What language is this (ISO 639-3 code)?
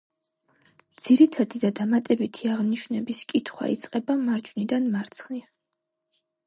kat